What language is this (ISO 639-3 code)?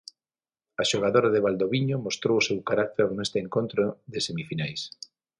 glg